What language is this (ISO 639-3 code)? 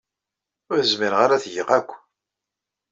kab